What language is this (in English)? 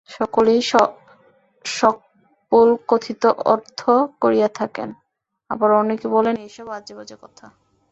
Bangla